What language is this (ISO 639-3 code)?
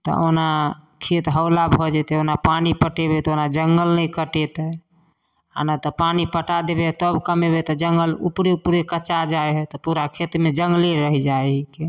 mai